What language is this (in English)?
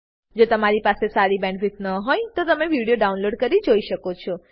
Gujarati